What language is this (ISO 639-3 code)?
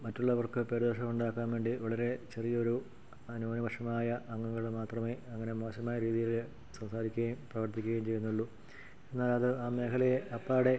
mal